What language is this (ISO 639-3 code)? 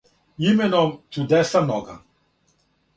srp